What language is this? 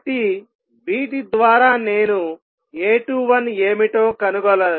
Telugu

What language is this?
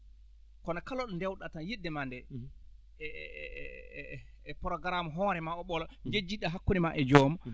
Fula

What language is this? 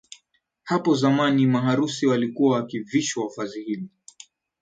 Swahili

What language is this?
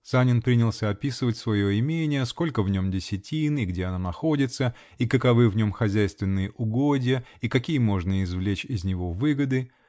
Russian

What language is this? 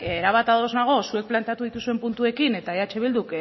Basque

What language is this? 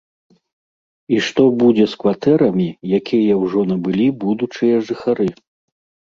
Belarusian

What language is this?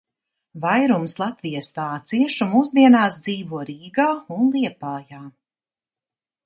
Latvian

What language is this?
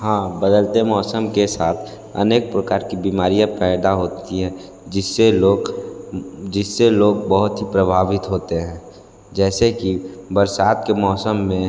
Hindi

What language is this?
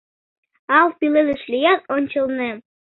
Mari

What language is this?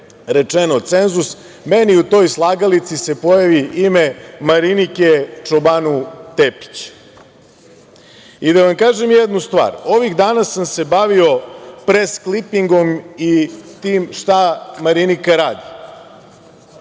Serbian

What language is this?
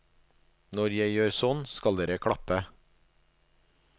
Norwegian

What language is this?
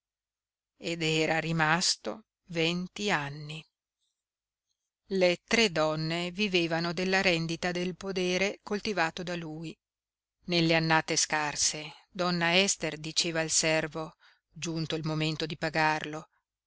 Italian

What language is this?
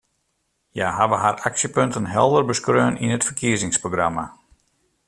Western Frisian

